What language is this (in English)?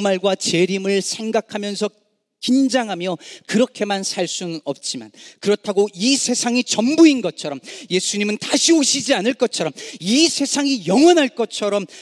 Korean